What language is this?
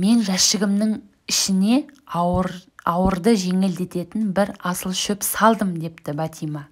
Turkish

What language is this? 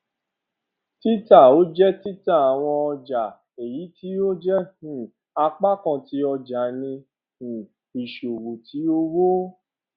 Yoruba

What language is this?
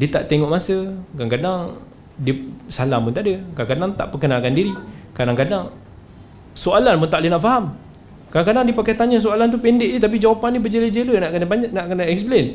Malay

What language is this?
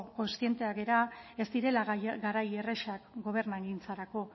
Basque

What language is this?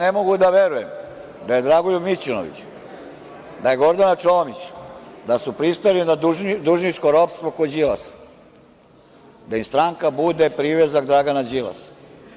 Serbian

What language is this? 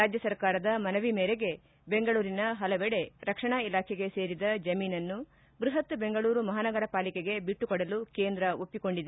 Kannada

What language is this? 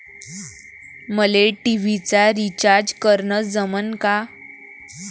Marathi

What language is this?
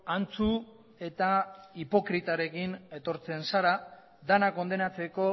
Basque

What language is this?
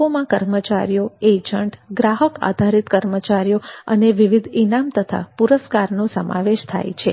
Gujarati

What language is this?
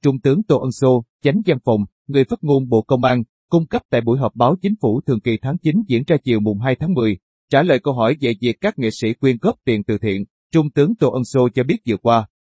Vietnamese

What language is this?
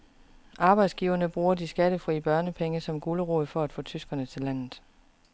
Danish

